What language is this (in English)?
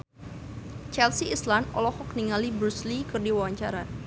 Sundanese